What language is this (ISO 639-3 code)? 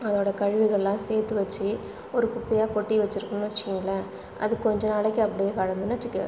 tam